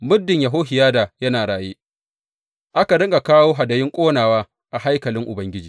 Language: Hausa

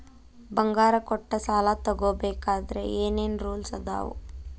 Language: Kannada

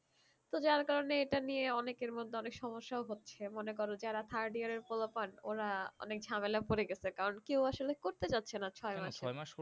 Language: Bangla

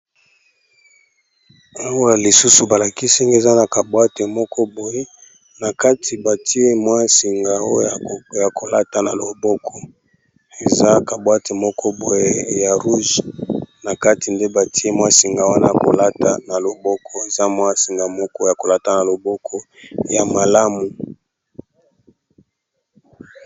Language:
Lingala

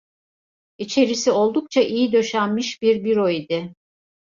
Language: Turkish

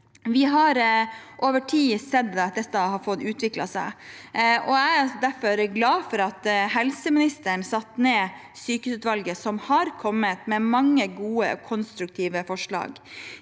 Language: Norwegian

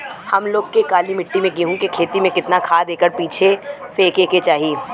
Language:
Bhojpuri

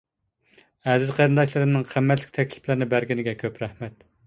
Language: Uyghur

